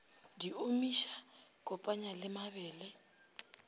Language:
Northern Sotho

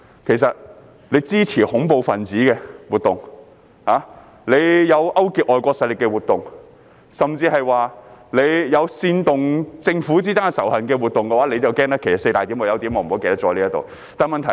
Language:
Cantonese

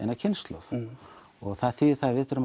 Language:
Icelandic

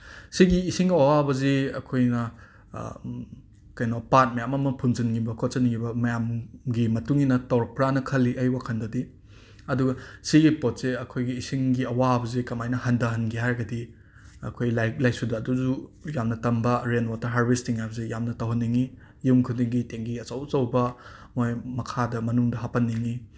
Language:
Manipuri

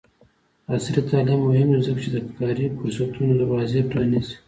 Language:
Pashto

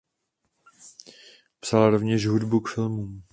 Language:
Czech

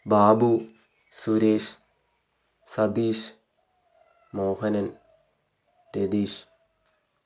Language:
Malayalam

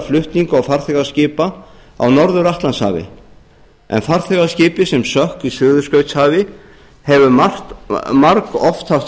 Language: Icelandic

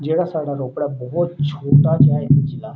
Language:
Punjabi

